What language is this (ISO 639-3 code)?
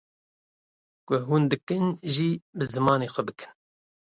kur